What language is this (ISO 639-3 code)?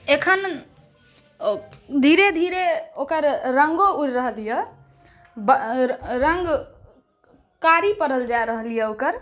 mai